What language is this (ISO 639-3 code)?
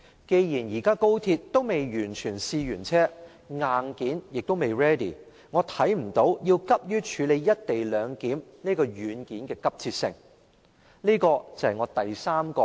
yue